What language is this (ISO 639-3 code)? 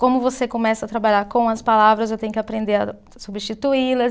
por